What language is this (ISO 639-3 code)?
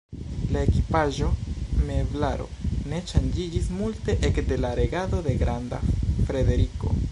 epo